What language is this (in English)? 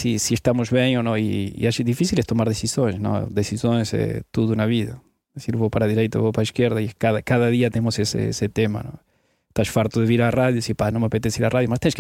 Portuguese